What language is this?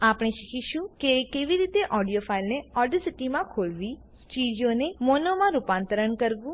Gujarati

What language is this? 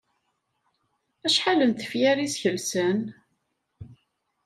Kabyle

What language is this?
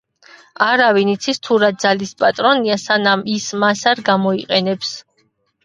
Georgian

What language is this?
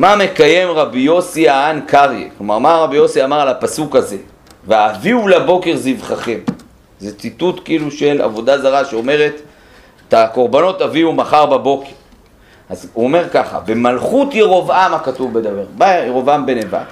Hebrew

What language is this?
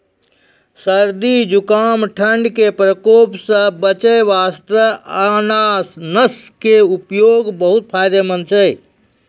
Maithili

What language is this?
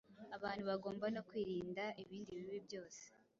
Kinyarwanda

